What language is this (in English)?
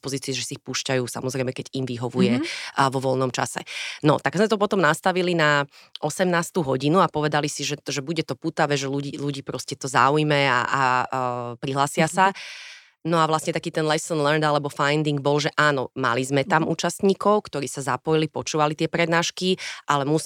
Slovak